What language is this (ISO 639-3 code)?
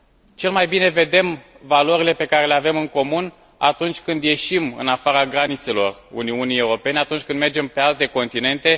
ron